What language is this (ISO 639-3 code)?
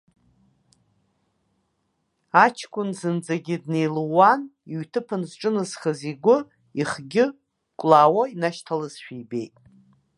abk